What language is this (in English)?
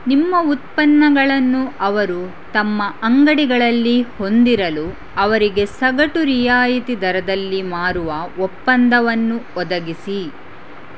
Kannada